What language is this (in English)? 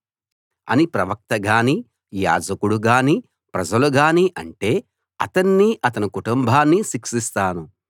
Telugu